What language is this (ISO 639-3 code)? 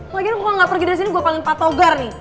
ind